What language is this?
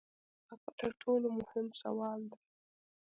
Pashto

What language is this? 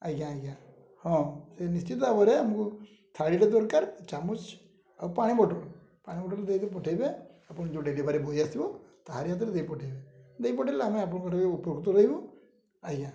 Odia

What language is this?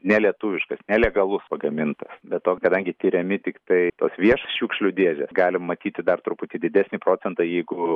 Lithuanian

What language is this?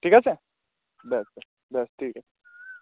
Bangla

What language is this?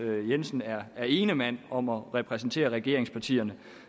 Danish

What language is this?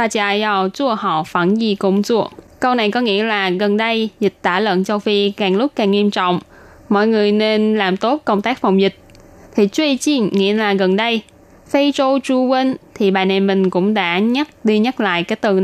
Vietnamese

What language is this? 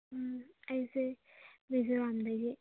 Manipuri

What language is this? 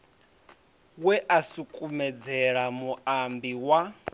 Venda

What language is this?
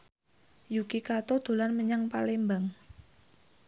Javanese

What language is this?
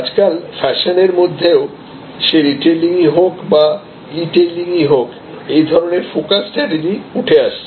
Bangla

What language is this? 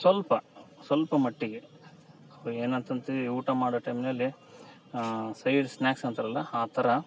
Kannada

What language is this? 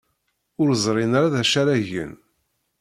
Kabyle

